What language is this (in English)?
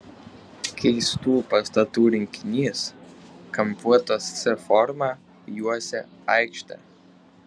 Lithuanian